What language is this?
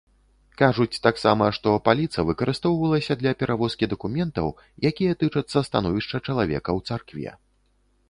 Belarusian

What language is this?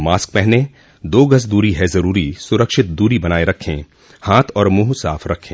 Hindi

